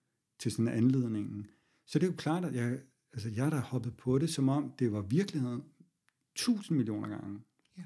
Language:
Danish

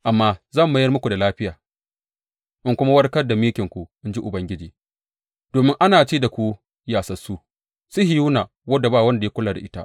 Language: Hausa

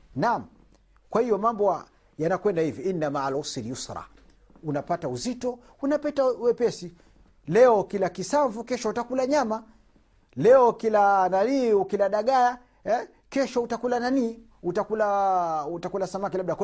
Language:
Swahili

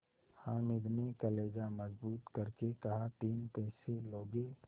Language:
Hindi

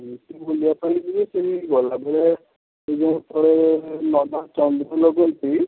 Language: Odia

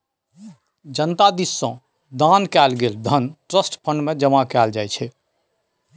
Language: Maithili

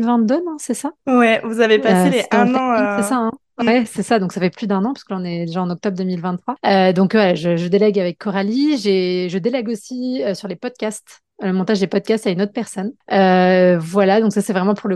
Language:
French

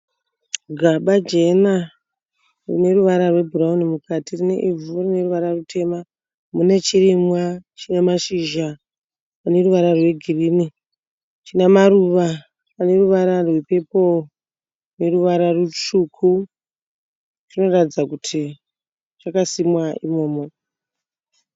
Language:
Shona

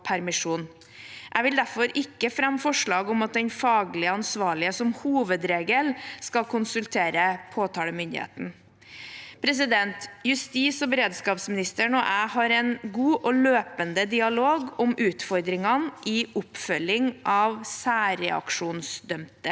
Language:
Norwegian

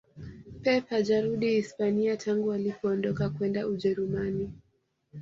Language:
Swahili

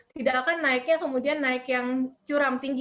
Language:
Indonesian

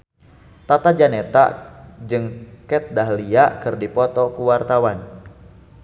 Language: Sundanese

